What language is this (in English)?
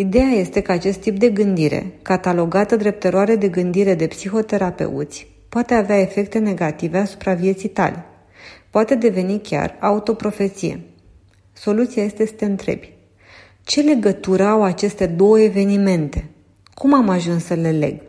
Romanian